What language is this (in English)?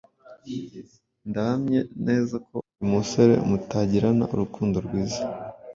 Kinyarwanda